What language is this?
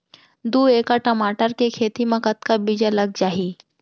Chhattisgarhi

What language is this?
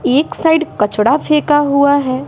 Hindi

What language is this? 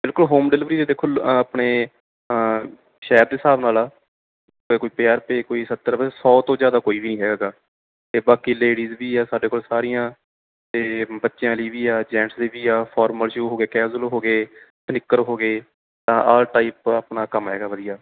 Punjabi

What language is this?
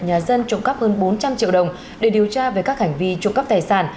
Vietnamese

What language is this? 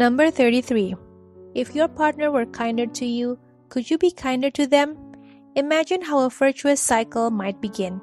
Indonesian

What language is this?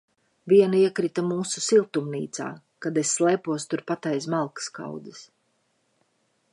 Latvian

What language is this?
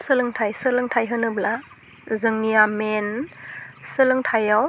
Bodo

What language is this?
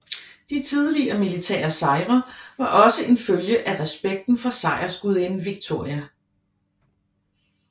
Danish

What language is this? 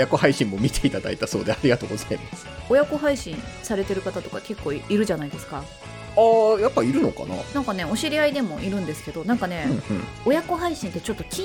Japanese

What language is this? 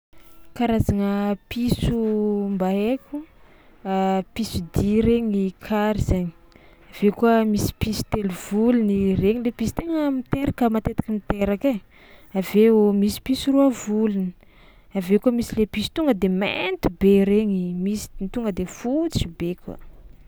Tsimihety Malagasy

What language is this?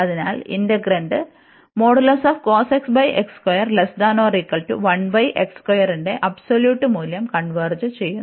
Malayalam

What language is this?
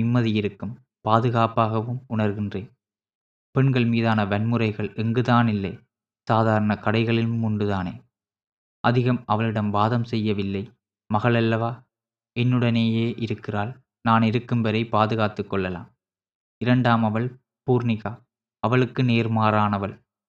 Tamil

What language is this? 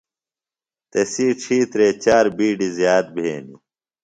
Phalura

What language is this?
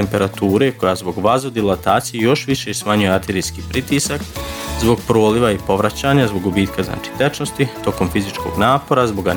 Croatian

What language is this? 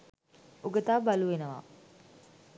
Sinhala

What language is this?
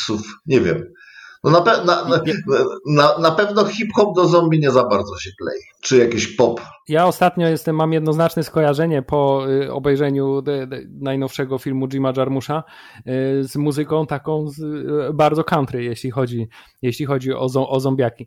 Polish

